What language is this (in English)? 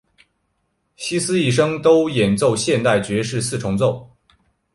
Chinese